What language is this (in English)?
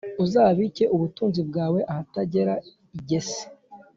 Kinyarwanda